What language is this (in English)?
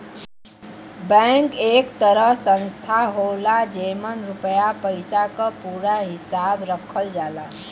Bhojpuri